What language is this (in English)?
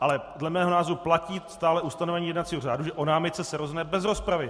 Czech